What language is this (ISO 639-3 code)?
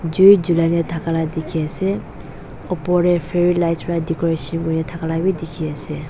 nag